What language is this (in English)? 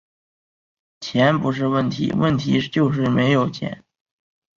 Chinese